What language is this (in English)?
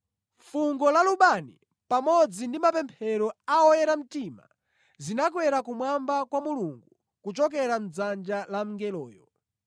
Nyanja